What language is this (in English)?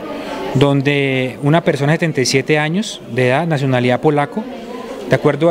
Spanish